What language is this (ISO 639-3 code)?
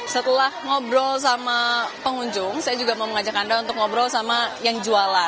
ind